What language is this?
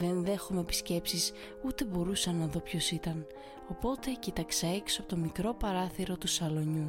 Greek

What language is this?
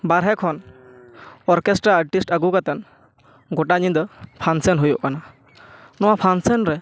Santali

